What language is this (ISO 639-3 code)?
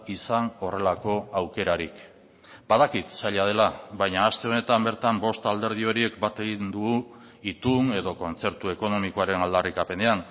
eus